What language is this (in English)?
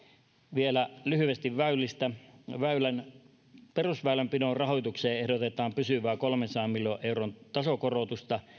Finnish